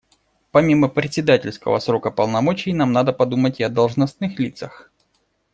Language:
Russian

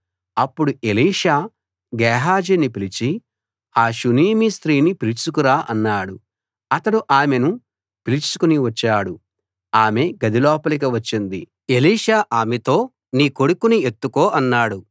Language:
Telugu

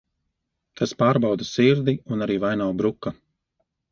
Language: Latvian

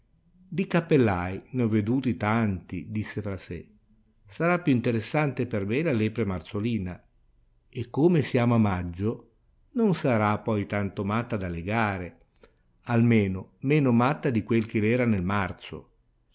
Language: Italian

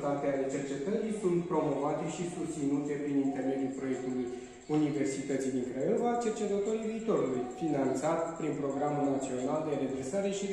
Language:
Romanian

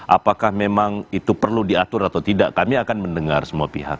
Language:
Indonesian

